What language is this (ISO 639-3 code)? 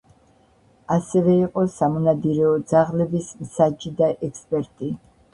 kat